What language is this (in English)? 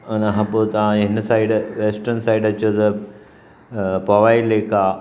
Sindhi